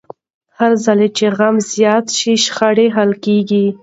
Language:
Pashto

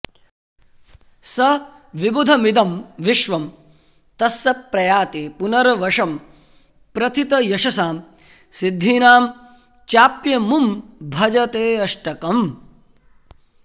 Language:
Sanskrit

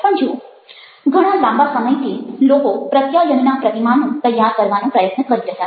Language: Gujarati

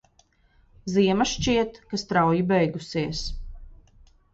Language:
Latvian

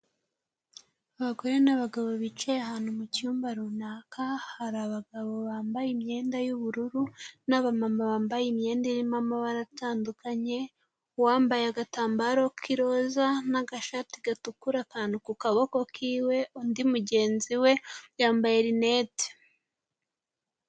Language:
Kinyarwanda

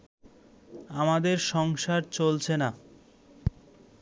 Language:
Bangla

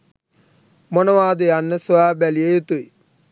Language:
Sinhala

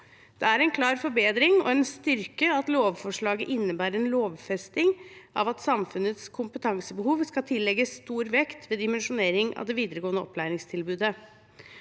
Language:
Norwegian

